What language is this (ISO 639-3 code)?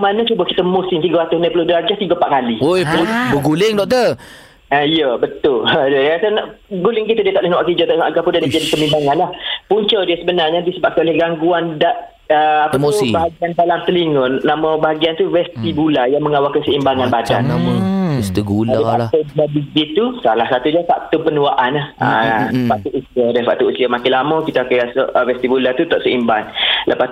msa